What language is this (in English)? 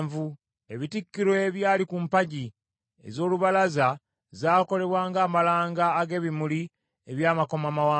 Ganda